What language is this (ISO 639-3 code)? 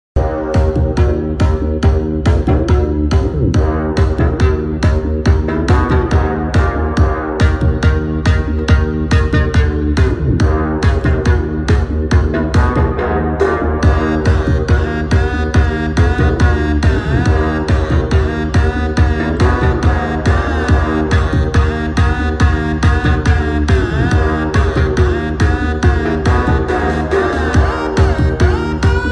rus